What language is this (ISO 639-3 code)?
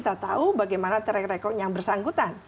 ind